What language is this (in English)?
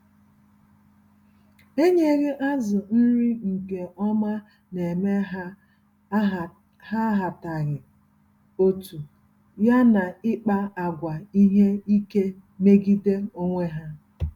Igbo